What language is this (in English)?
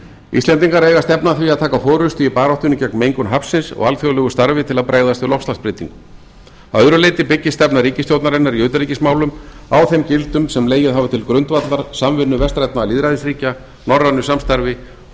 Icelandic